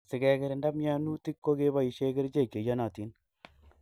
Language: Kalenjin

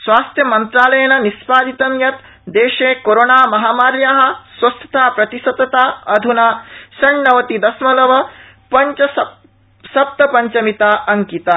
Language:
Sanskrit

